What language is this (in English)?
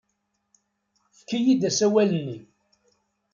Kabyle